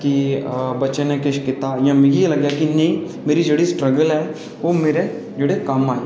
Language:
Dogri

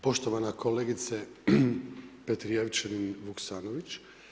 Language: Croatian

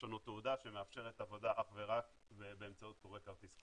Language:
Hebrew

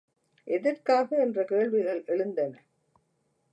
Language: Tamil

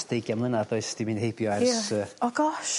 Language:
Welsh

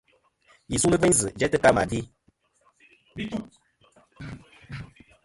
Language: Kom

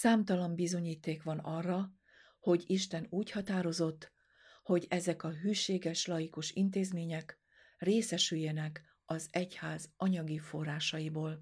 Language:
Hungarian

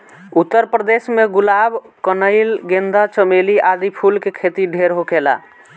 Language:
Bhojpuri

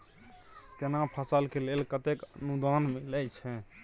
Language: Maithili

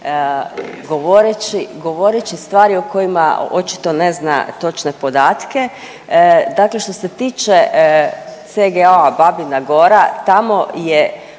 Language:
Croatian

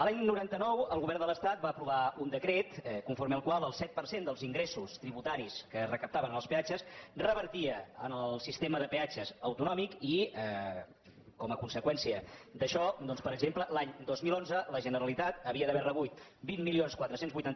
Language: Catalan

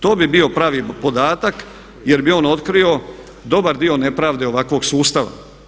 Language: Croatian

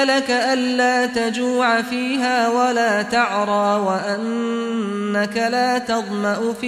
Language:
Arabic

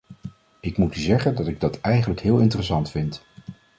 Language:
Dutch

